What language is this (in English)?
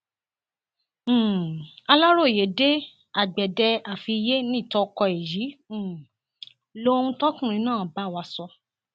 Yoruba